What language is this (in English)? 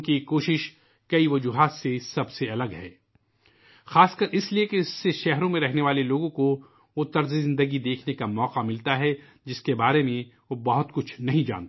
Urdu